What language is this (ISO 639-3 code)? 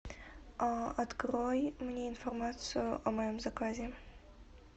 rus